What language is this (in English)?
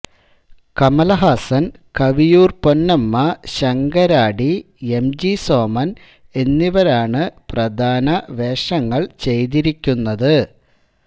Malayalam